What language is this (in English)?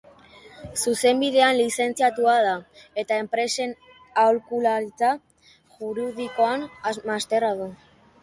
Basque